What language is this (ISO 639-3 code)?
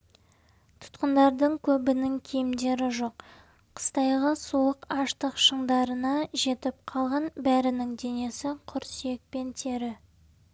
kaz